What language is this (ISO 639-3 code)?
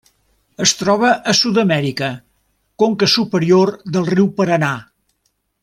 cat